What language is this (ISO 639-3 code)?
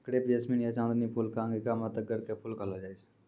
mai